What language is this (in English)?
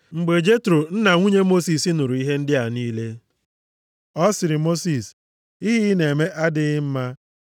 Igbo